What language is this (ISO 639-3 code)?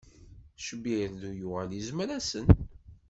kab